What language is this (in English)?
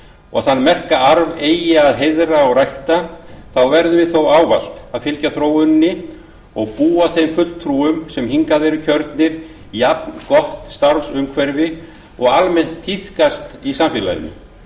Icelandic